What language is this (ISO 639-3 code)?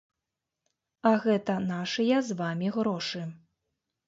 bel